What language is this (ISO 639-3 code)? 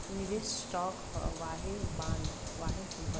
bho